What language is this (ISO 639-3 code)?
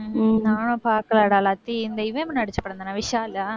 tam